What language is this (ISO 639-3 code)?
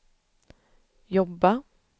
swe